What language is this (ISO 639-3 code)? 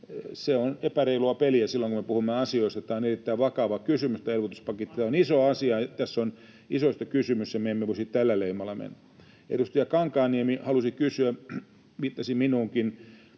fin